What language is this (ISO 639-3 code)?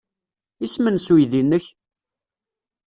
kab